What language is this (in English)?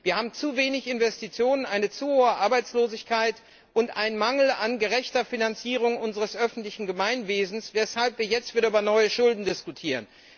German